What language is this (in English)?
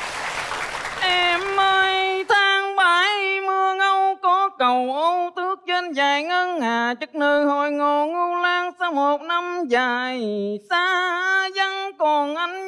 Vietnamese